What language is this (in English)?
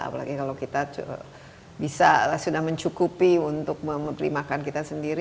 Indonesian